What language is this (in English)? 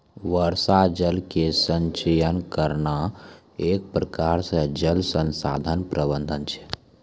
Maithili